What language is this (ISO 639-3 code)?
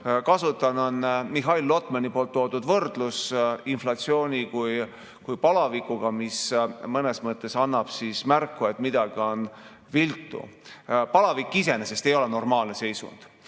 est